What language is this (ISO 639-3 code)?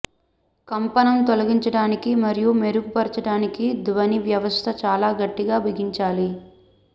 tel